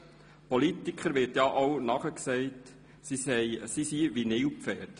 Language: Swiss German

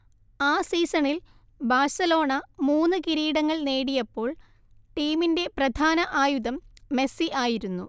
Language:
Malayalam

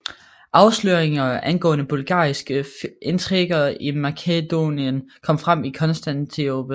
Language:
Danish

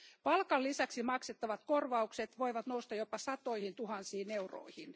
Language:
Finnish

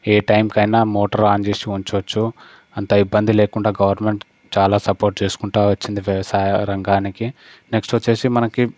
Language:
Telugu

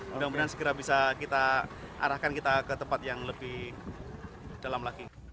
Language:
Indonesian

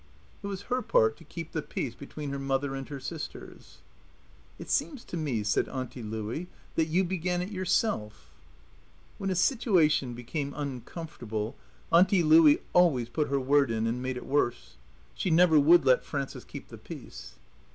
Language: English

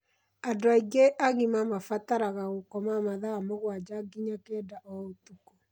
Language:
Kikuyu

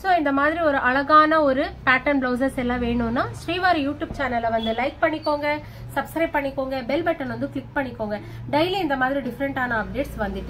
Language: Arabic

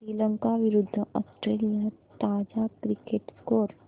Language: Marathi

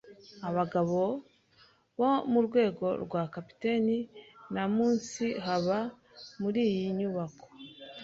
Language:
Kinyarwanda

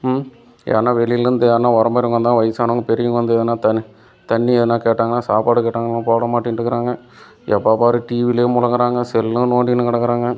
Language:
Tamil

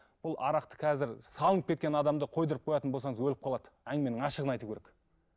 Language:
Kazakh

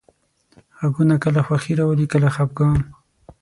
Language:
Pashto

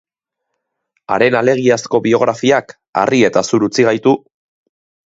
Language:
Basque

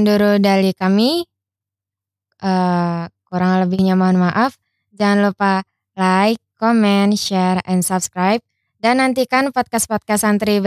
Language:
Indonesian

